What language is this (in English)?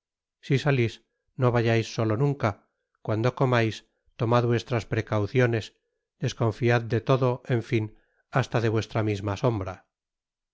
Spanish